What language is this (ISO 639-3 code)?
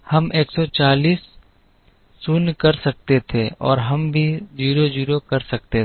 hin